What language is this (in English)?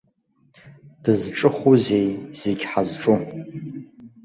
Abkhazian